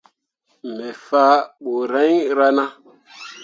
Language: Mundang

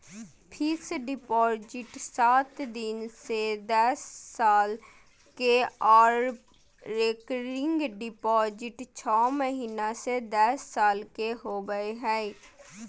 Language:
Magahi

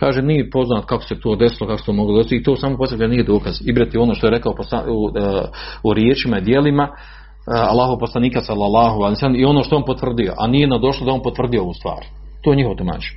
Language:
Croatian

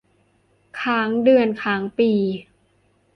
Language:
Thai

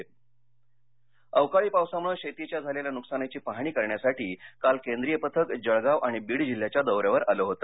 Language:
Marathi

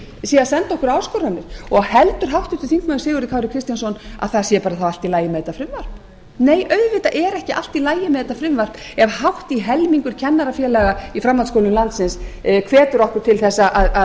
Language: Icelandic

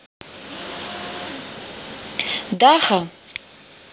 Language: Russian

